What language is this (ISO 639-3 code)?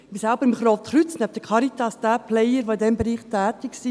gsw